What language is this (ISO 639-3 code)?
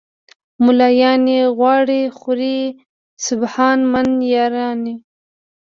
pus